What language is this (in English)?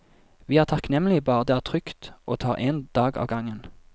Norwegian